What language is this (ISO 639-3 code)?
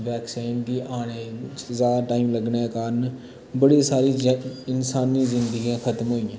doi